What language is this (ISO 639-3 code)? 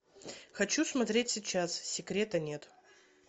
rus